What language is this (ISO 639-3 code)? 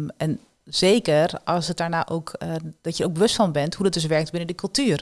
nld